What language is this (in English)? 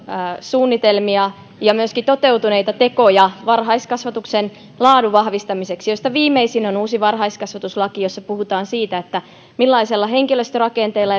Finnish